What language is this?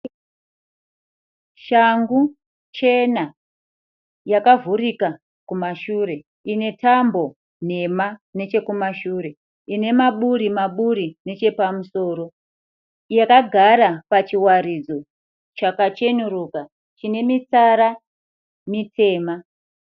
Shona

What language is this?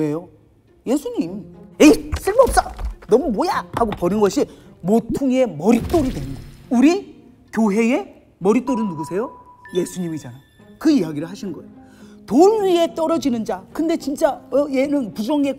Korean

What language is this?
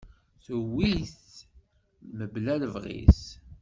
Kabyle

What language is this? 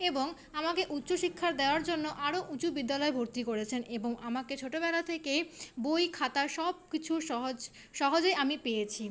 Bangla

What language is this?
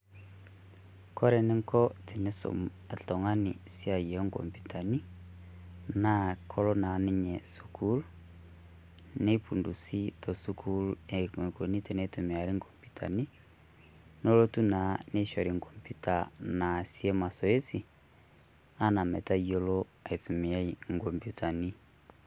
Masai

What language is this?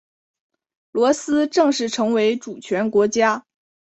Chinese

